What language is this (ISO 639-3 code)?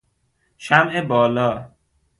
fas